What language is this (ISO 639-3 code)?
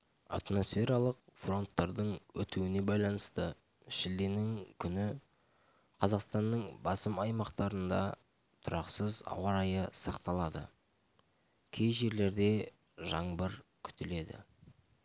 kaz